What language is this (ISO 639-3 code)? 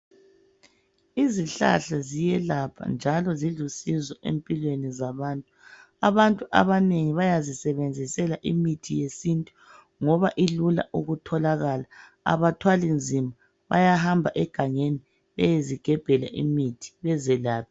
nde